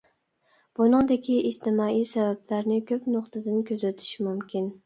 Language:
Uyghur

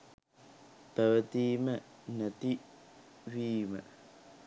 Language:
Sinhala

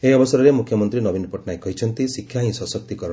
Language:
Odia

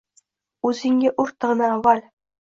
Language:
Uzbek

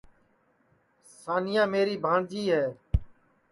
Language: Sansi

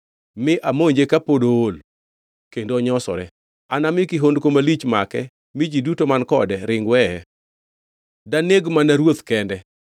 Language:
Luo (Kenya and Tanzania)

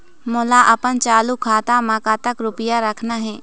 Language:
Chhattisgarhi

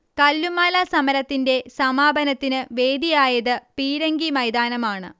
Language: Malayalam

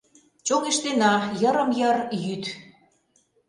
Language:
Mari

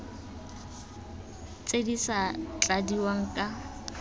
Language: Tswana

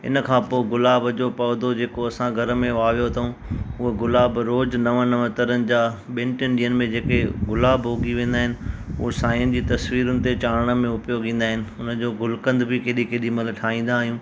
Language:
Sindhi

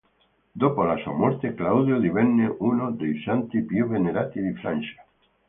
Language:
Italian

